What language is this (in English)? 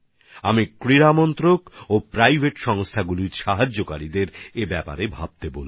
Bangla